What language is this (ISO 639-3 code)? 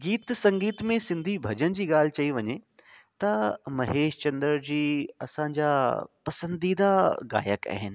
snd